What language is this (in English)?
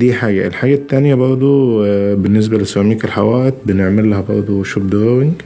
Arabic